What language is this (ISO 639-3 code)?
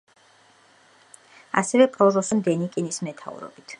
kat